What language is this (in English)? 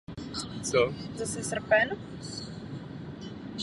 Czech